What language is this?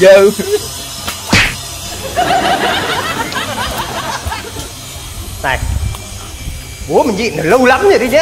Vietnamese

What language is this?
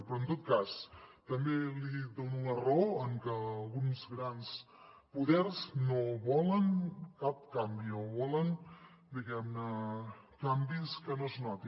Catalan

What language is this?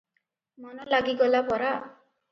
Odia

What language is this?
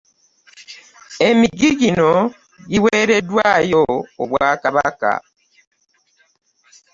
Ganda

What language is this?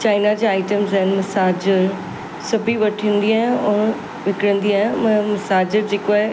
Sindhi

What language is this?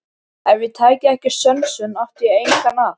Icelandic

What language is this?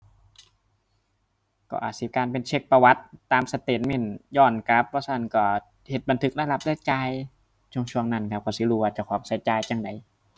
Thai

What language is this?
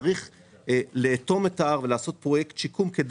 Hebrew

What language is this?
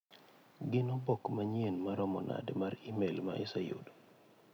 Luo (Kenya and Tanzania)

